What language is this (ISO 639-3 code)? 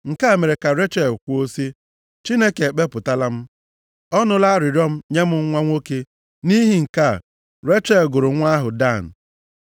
ibo